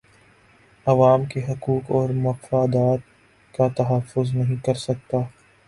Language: Urdu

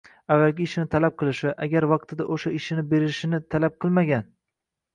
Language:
Uzbek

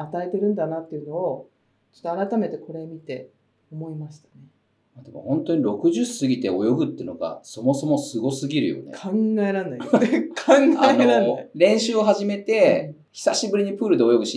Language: Japanese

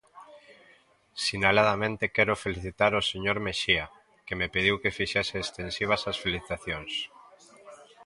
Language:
Galician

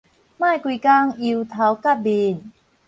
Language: Min Nan Chinese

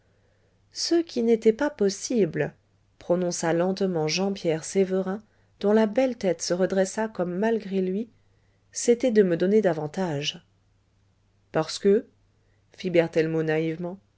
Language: French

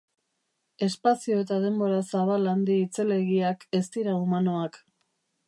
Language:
Basque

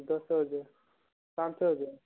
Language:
Odia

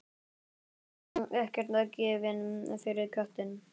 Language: Icelandic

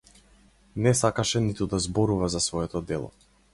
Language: Macedonian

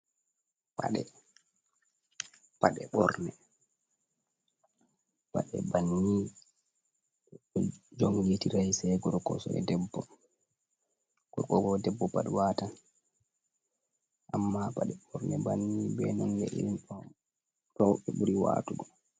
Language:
Fula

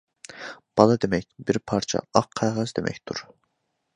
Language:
Uyghur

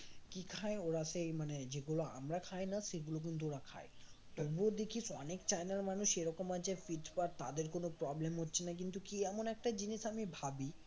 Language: Bangla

